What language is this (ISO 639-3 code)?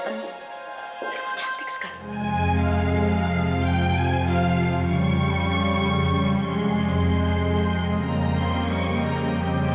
ind